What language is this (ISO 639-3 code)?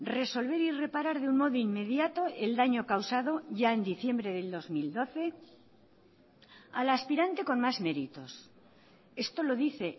spa